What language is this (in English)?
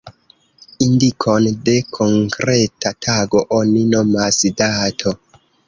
Esperanto